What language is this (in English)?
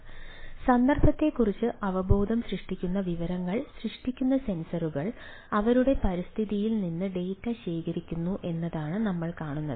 Malayalam